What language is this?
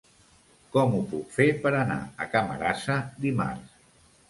Catalan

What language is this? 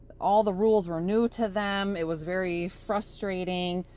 English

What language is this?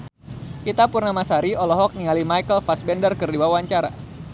Sundanese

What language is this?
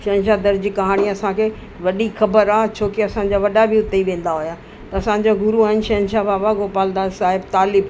Sindhi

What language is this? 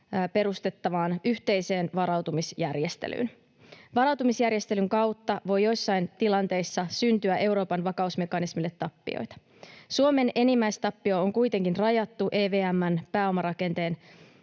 Finnish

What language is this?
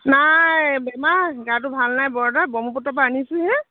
Assamese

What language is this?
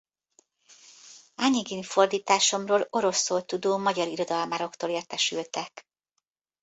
Hungarian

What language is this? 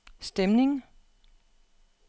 Danish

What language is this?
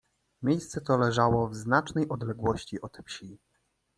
Polish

